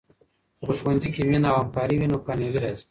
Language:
Pashto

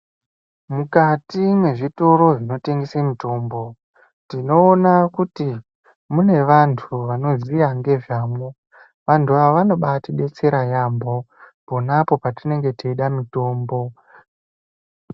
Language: Ndau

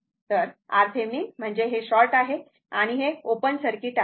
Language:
Marathi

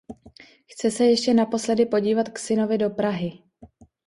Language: Czech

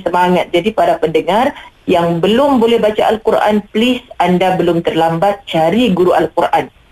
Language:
Malay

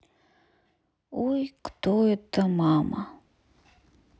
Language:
Russian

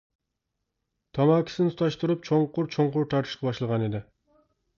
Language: Uyghur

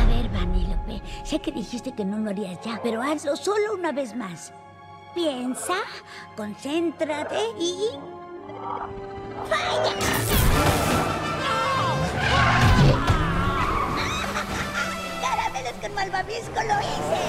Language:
Spanish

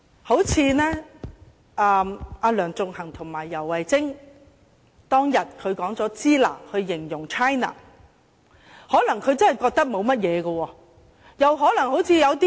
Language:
Cantonese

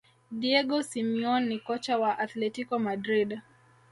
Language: Swahili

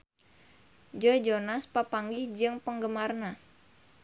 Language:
Sundanese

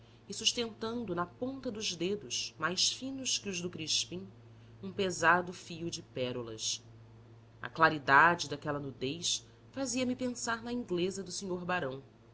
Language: Portuguese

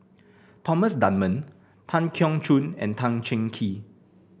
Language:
English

